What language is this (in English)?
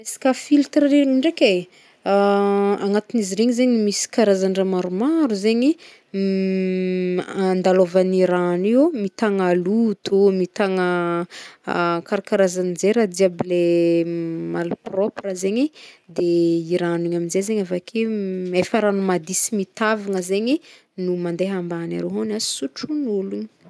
Northern Betsimisaraka Malagasy